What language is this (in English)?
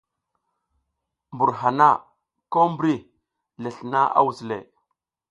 South Giziga